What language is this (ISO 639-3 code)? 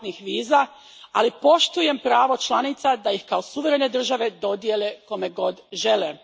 hrv